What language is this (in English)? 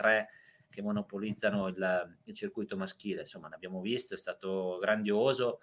Italian